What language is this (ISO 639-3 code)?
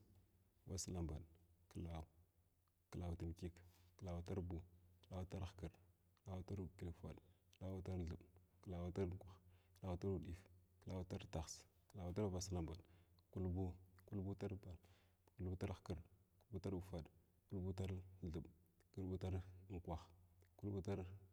glw